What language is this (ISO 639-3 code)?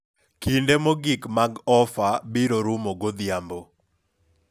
luo